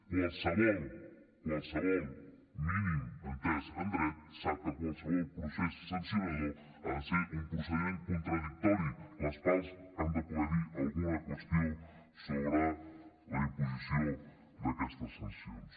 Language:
Catalan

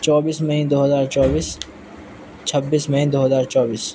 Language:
Urdu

